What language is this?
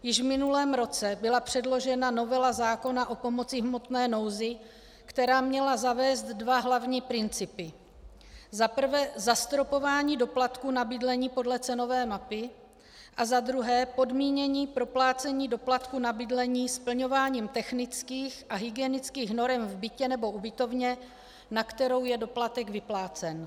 Czech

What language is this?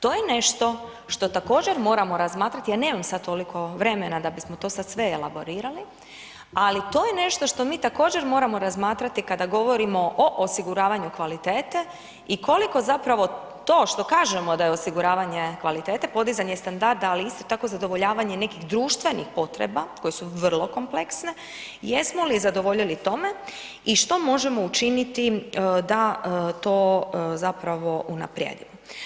Croatian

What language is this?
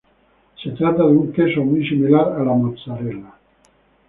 Spanish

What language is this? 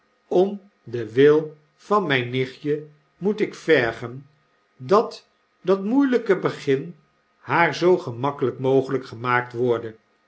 Dutch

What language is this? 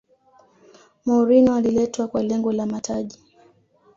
Swahili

